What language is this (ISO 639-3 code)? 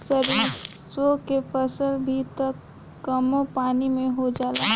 bho